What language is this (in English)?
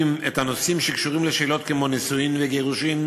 Hebrew